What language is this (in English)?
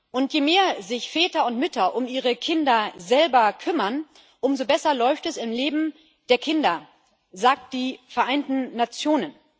German